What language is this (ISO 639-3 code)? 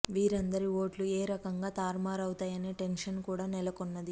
tel